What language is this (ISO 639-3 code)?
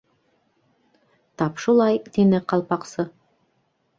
bak